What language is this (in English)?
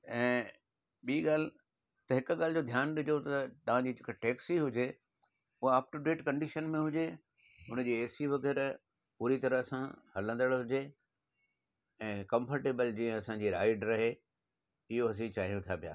Sindhi